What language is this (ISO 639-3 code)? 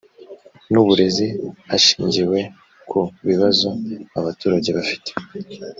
kin